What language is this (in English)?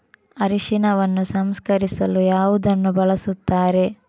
Kannada